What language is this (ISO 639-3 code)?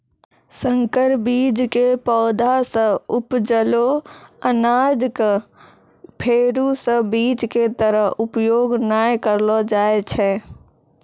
mai